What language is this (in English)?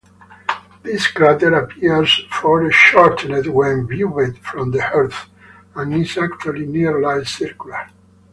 English